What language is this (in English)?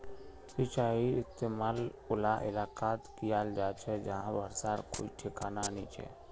Magahi